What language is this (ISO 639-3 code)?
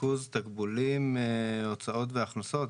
heb